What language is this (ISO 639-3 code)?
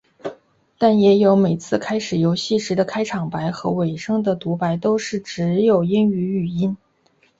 zho